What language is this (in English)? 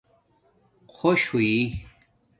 Domaaki